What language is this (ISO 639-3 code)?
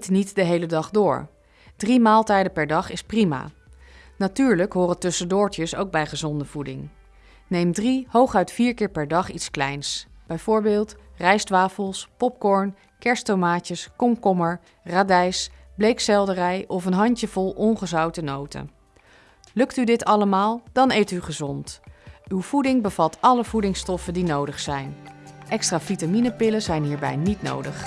nld